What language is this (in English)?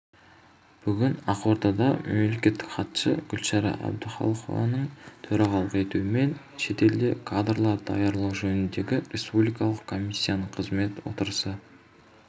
Kazakh